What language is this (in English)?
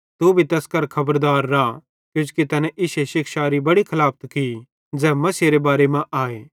Bhadrawahi